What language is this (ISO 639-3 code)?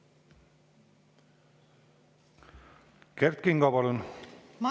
est